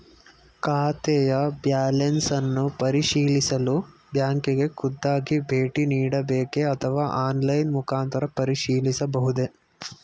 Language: Kannada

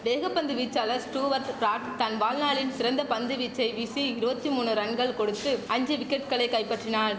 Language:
Tamil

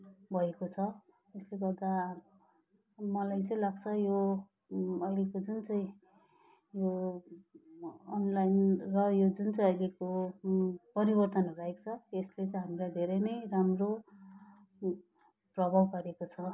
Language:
Nepali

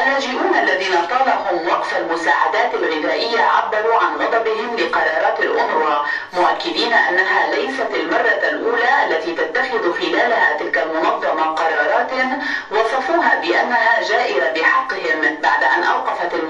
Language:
Arabic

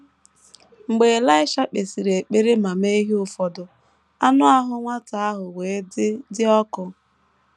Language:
Igbo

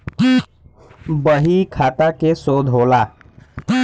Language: Bhojpuri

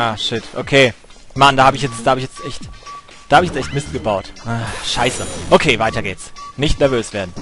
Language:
German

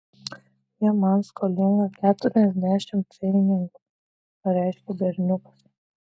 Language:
Lithuanian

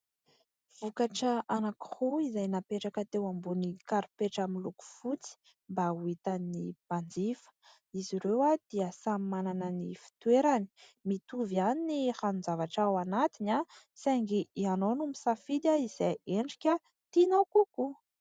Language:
Malagasy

